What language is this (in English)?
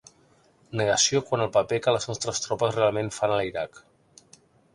Catalan